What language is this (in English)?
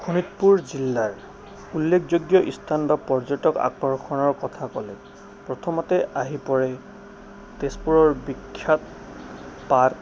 Assamese